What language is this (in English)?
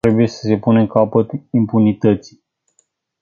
Romanian